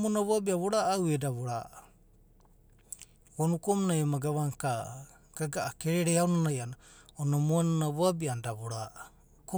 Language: Abadi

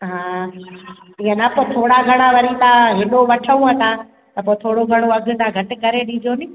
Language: Sindhi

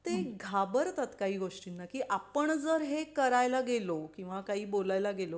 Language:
Marathi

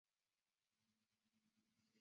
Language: Chinese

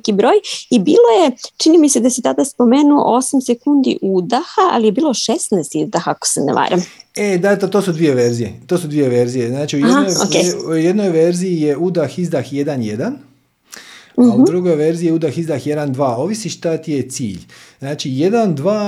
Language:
Croatian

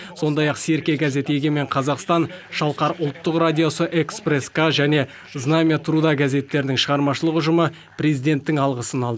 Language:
Kazakh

